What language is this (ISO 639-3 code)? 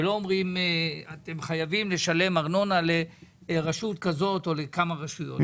heb